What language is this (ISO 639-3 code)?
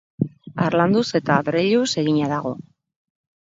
eus